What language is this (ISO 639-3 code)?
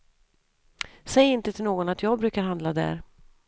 swe